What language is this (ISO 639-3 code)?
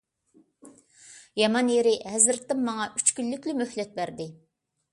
uig